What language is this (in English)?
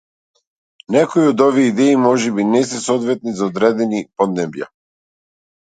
Macedonian